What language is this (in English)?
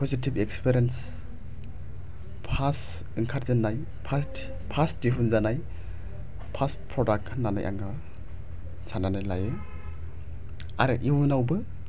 Bodo